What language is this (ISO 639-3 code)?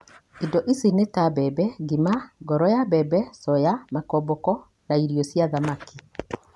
kik